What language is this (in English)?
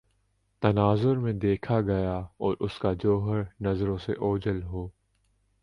Urdu